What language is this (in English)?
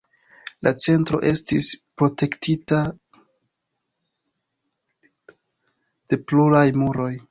Esperanto